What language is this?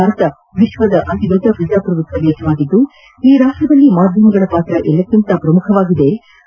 Kannada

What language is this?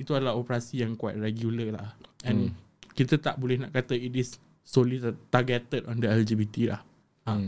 Malay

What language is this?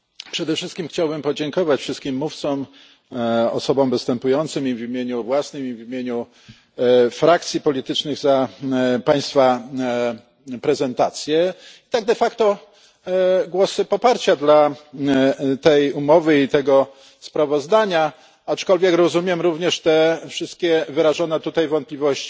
Polish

